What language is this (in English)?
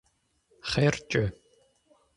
Kabardian